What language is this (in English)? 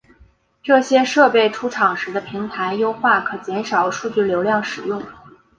Chinese